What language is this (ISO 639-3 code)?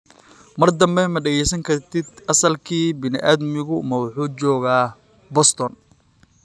som